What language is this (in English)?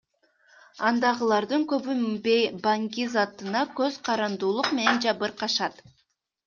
Kyrgyz